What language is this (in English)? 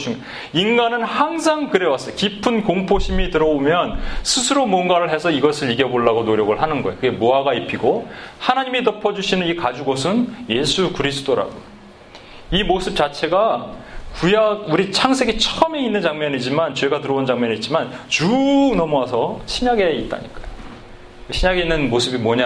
Korean